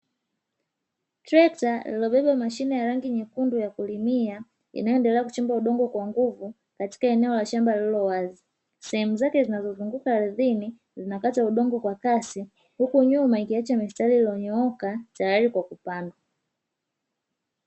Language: Swahili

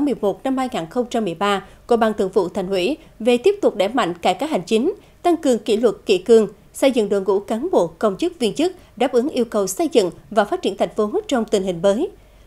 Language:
Vietnamese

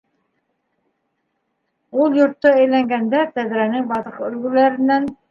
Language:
Bashkir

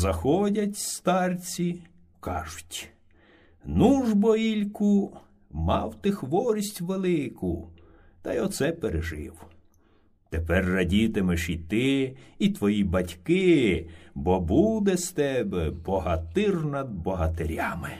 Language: Ukrainian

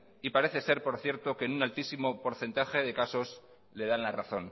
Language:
Spanish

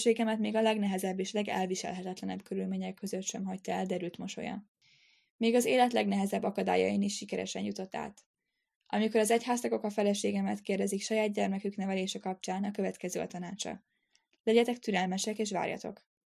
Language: Hungarian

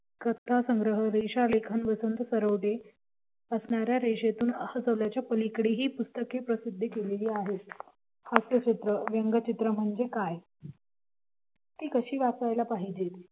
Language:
Marathi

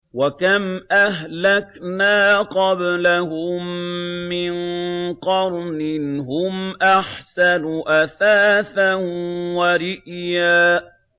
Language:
Arabic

